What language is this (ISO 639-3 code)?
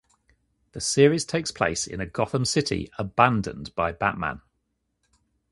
eng